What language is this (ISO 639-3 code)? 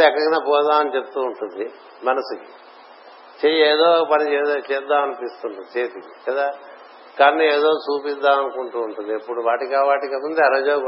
tel